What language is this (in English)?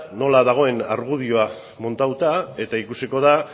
Basque